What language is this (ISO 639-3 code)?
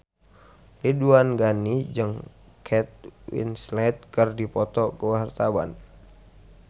sun